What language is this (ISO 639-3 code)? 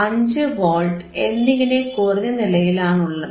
mal